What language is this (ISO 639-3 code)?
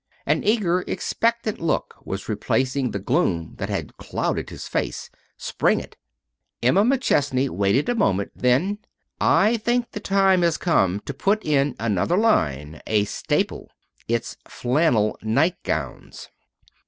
eng